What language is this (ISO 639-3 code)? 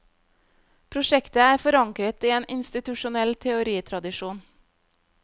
nor